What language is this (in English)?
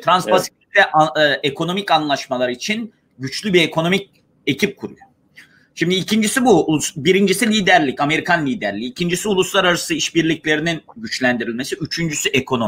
Turkish